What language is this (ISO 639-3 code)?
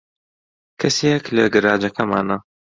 ckb